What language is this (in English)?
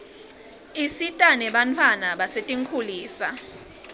Swati